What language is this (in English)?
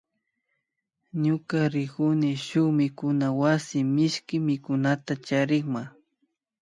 Imbabura Highland Quichua